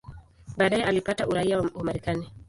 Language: Swahili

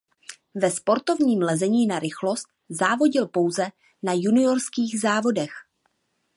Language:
Czech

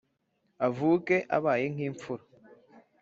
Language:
Kinyarwanda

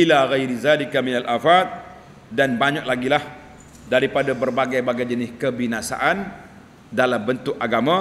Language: Malay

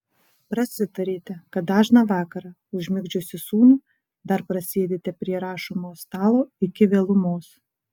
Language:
Lithuanian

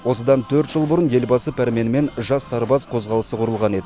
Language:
Kazakh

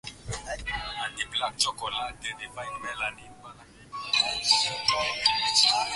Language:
Swahili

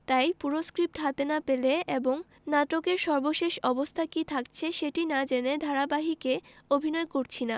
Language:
Bangla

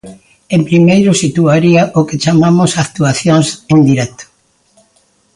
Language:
Galician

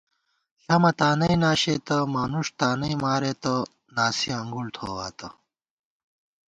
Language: Gawar-Bati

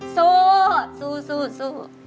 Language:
Thai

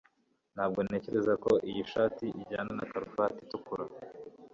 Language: Kinyarwanda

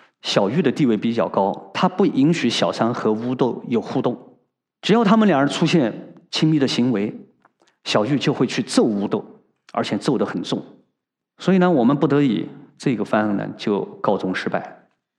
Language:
Chinese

